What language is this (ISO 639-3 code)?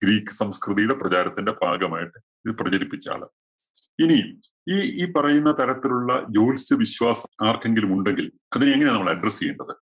mal